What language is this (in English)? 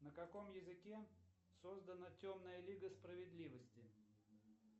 Russian